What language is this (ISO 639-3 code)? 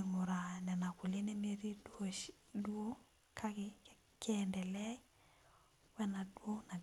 mas